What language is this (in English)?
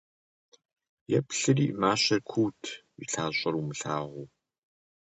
Kabardian